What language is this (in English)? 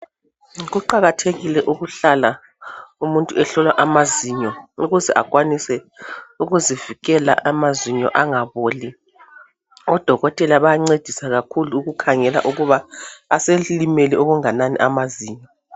North Ndebele